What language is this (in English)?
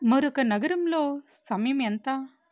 Telugu